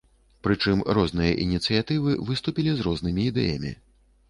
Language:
Belarusian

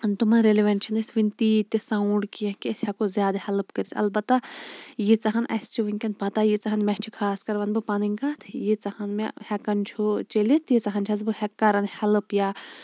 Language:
Kashmiri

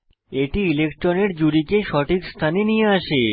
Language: Bangla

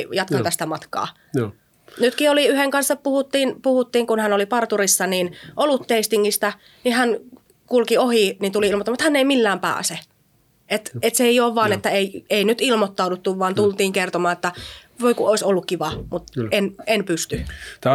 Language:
Finnish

